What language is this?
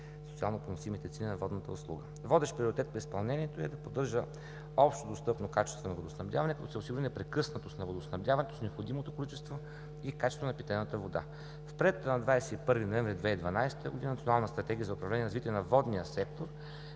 Bulgarian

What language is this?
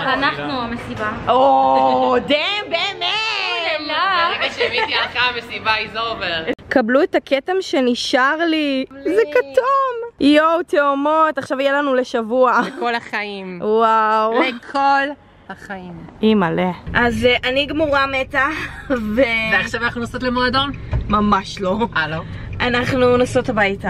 Hebrew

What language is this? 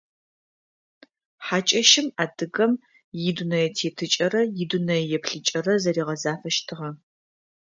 Adyghe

